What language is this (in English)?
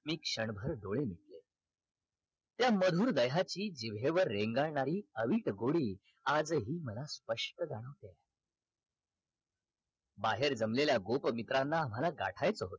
Marathi